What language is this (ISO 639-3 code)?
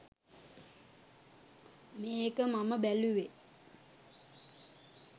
sin